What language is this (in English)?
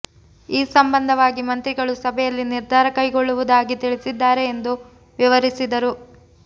Kannada